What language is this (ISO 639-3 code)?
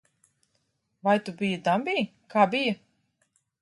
lav